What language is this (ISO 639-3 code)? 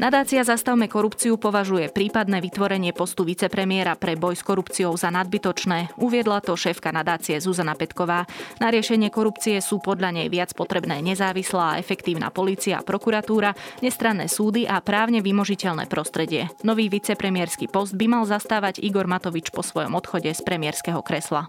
slk